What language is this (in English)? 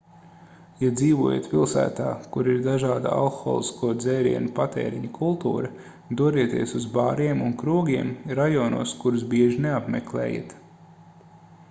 Latvian